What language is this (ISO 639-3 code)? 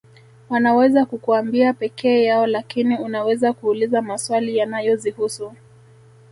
swa